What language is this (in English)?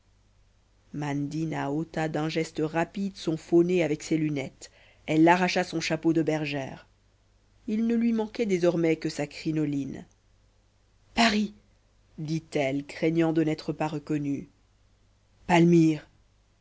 French